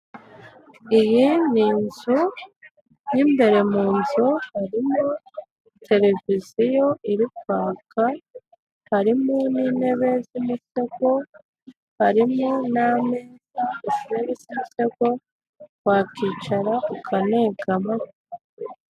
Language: Kinyarwanda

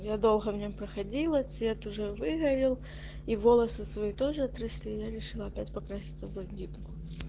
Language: Russian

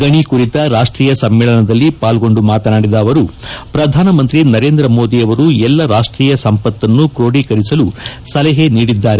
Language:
Kannada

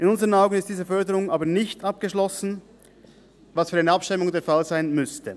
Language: Swiss German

